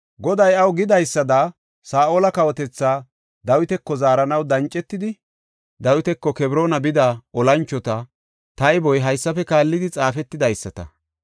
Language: Gofa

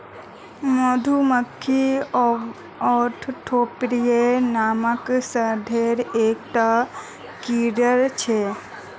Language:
Magahi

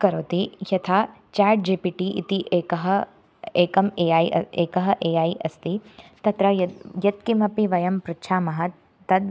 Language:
Sanskrit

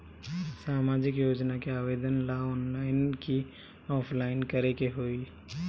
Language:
Bhojpuri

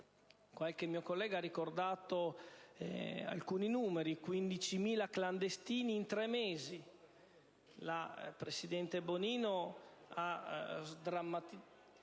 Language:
Italian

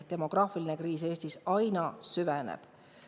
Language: Estonian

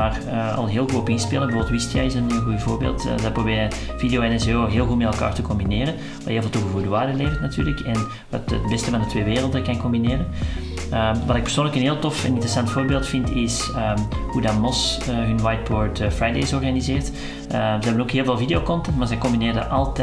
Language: Dutch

